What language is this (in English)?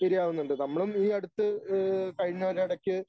Malayalam